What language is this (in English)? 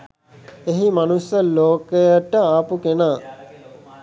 Sinhala